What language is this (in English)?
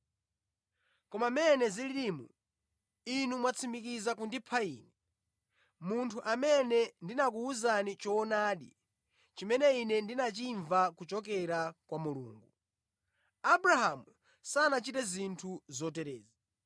Nyanja